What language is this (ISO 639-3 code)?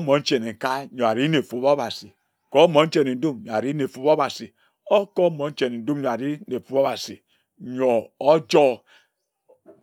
etu